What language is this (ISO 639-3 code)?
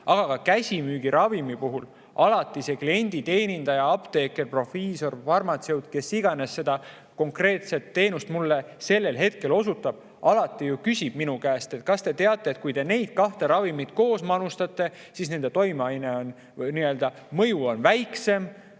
est